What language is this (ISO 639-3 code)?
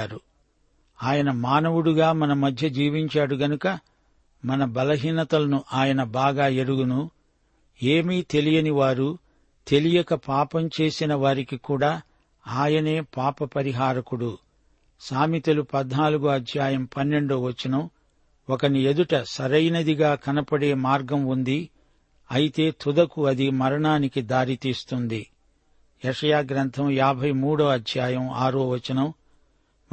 tel